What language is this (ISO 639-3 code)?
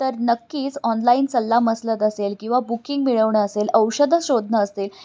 mar